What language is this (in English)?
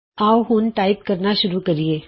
Punjabi